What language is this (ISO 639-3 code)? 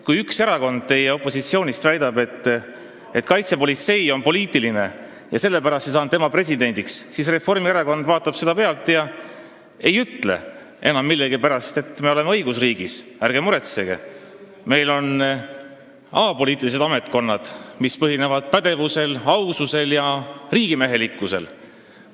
est